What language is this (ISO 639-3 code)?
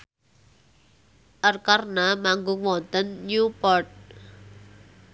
jav